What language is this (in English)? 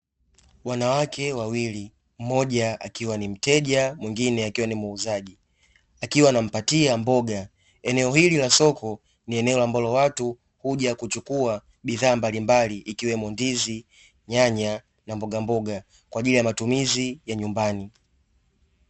Swahili